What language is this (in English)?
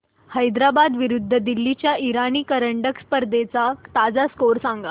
Marathi